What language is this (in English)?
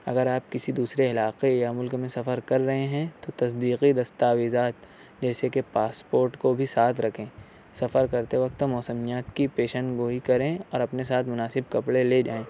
Urdu